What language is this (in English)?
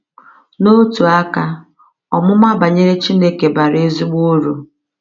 Igbo